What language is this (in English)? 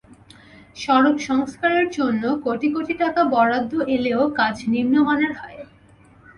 Bangla